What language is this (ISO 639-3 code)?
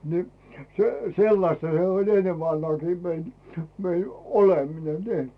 fin